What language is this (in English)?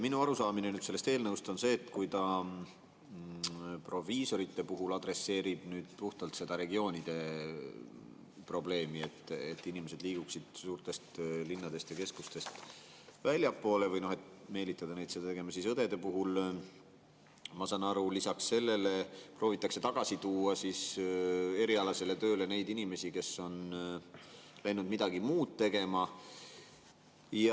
Estonian